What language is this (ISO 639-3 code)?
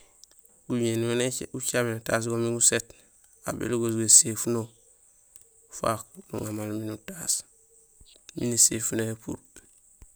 gsl